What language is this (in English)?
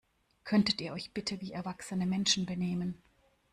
German